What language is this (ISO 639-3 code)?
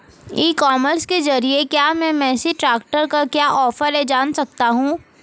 hin